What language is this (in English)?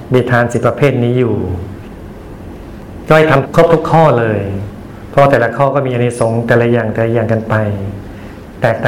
Thai